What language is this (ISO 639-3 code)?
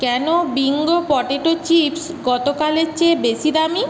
ben